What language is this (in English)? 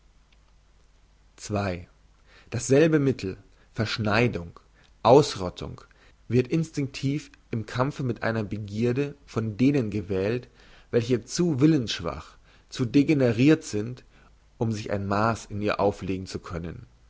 German